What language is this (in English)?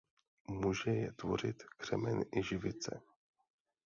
Czech